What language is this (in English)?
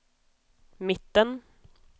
Swedish